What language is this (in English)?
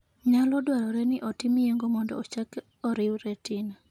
Luo (Kenya and Tanzania)